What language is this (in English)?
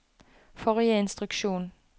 Norwegian